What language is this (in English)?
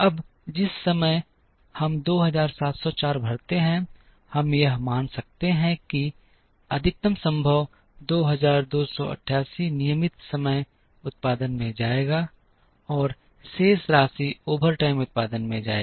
Hindi